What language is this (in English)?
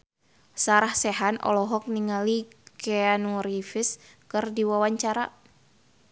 Sundanese